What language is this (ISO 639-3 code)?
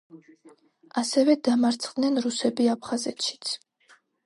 kat